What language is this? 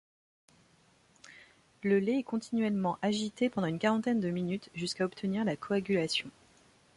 French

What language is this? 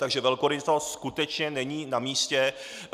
Czech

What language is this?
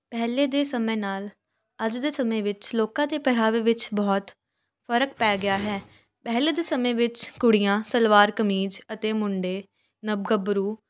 Punjabi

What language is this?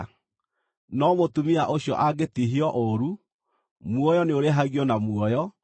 Kikuyu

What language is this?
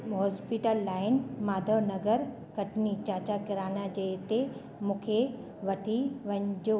Sindhi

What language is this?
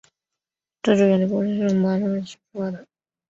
Chinese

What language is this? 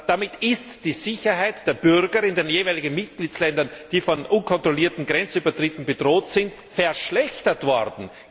German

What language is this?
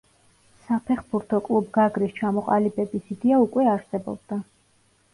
Georgian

